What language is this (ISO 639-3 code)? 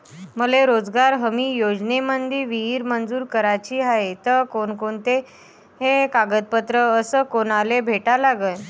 mar